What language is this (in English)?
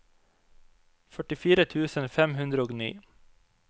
Norwegian